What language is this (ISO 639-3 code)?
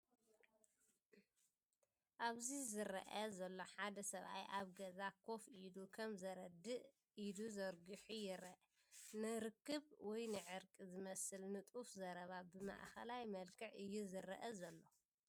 tir